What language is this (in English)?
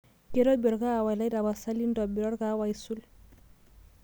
Masai